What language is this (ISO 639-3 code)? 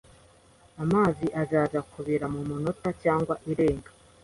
kin